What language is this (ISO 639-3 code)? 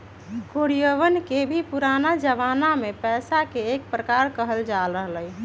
mag